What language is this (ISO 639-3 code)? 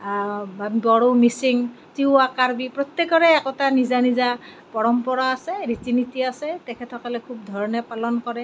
asm